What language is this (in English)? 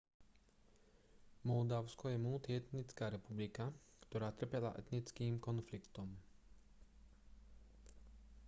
Slovak